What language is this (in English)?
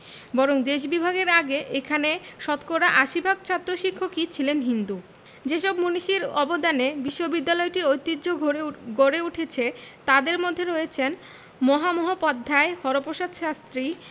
Bangla